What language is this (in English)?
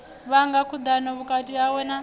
Venda